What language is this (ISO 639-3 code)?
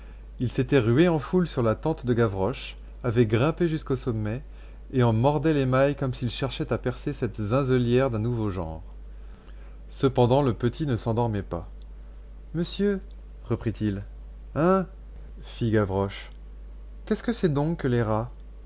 fra